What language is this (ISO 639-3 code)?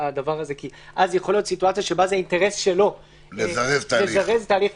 heb